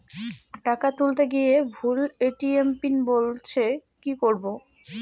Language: Bangla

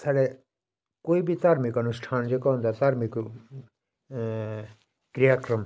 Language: Dogri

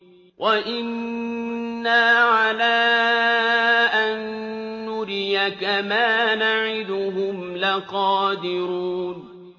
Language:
Arabic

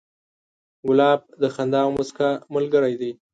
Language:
Pashto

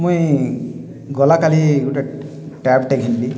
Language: Odia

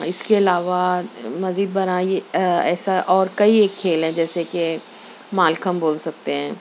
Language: Urdu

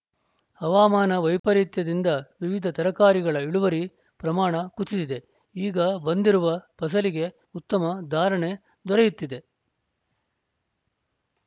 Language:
Kannada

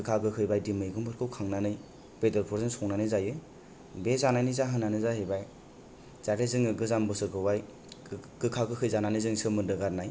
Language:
Bodo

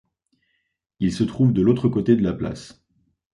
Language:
French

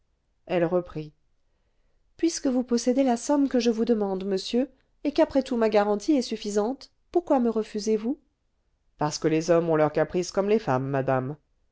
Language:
French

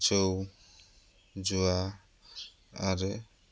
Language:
Bodo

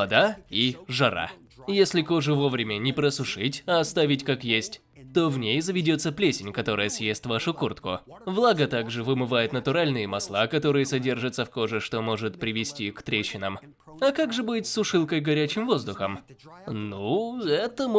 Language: Russian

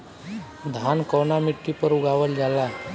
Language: Bhojpuri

